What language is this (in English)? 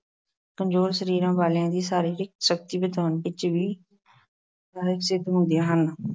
Punjabi